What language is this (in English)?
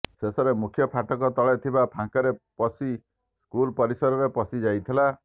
Odia